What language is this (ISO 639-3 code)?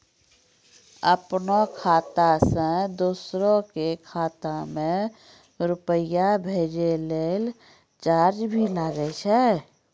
mai